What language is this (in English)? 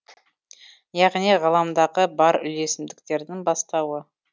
Kazakh